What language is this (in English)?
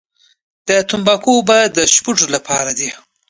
Pashto